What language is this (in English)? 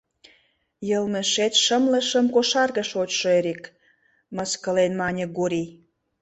Mari